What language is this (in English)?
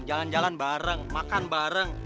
Indonesian